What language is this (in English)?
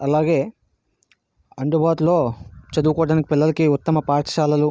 Telugu